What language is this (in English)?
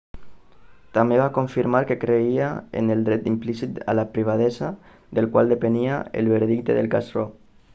Catalan